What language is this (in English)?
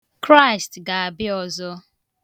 Igbo